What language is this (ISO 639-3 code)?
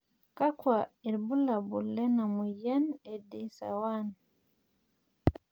mas